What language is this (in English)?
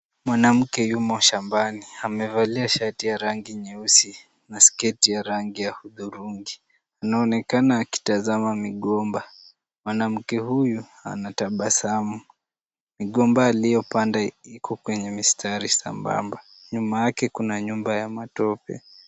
Swahili